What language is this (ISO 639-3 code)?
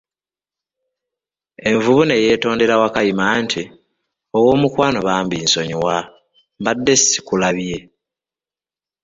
lug